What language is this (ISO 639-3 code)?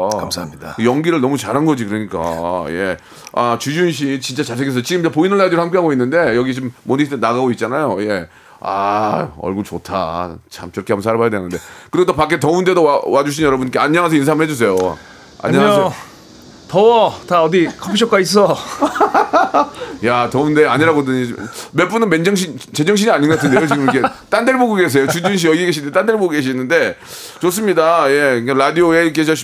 kor